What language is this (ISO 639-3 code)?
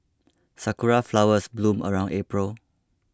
eng